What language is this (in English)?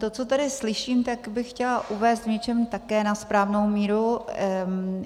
Czech